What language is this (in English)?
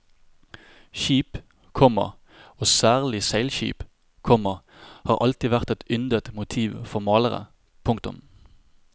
Norwegian